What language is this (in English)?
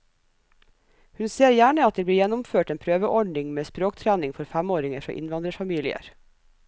Norwegian